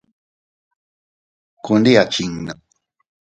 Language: Teutila Cuicatec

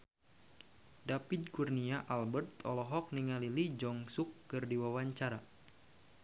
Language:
Sundanese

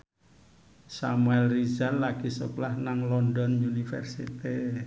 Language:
Javanese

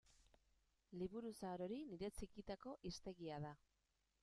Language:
Basque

